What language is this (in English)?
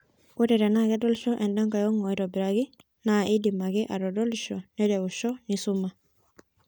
Masai